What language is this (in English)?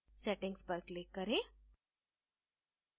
Hindi